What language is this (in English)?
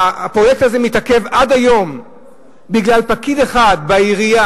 Hebrew